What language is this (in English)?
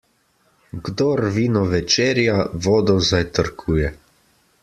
Slovenian